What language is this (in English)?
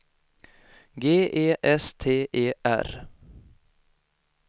Swedish